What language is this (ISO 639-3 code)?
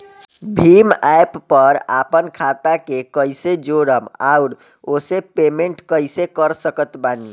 bho